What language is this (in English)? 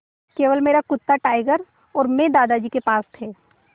Hindi